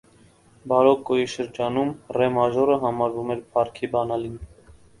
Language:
Armenian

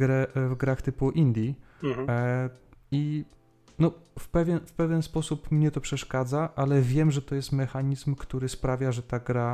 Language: Polish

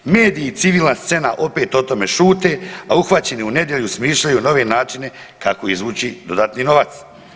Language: Croatian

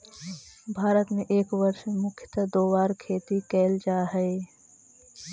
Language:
Magahi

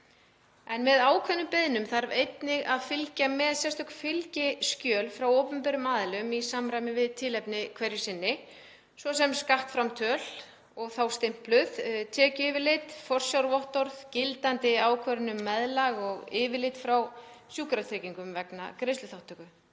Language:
Icelandic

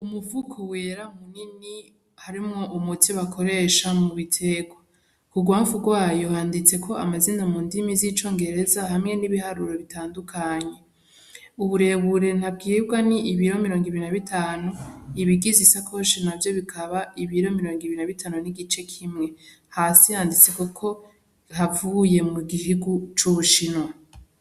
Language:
Rundi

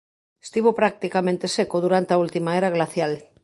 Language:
Galician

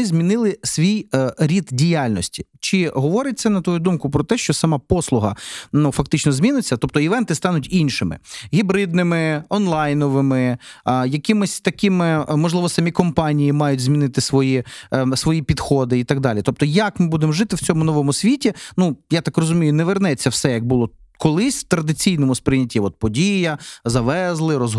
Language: Ukrainian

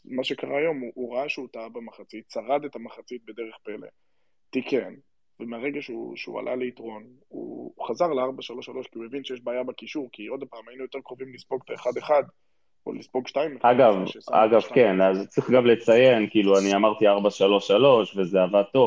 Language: Hebrew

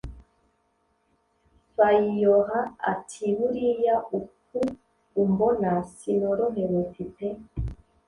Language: Kinyarwanda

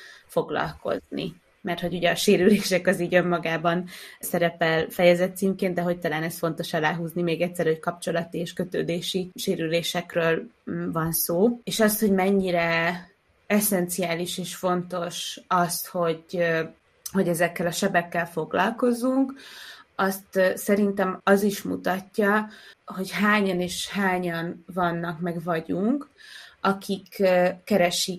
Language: Hungarian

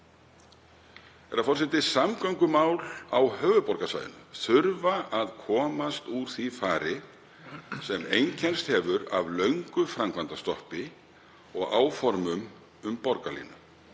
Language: Icelandic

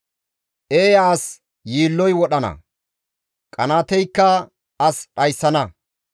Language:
Gamo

